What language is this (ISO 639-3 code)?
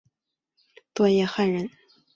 zho